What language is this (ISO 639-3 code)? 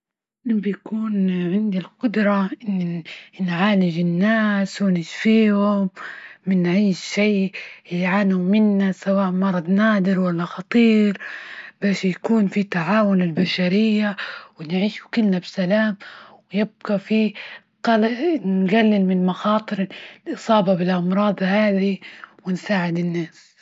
ayl